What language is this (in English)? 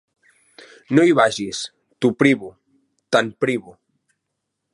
Catalan